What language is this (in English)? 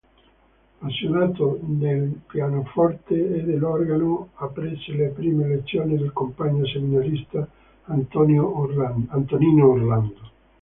Italian